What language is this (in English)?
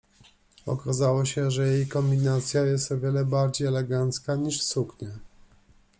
Polish